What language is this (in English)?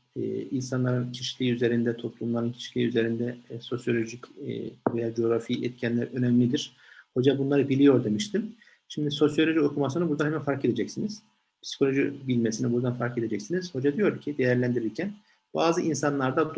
Turkish